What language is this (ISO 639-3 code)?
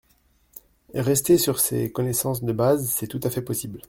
fra